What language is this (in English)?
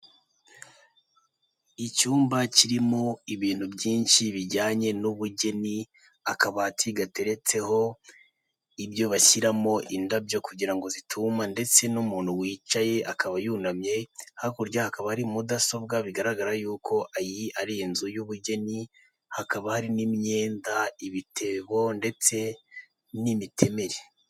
Kinyarwanda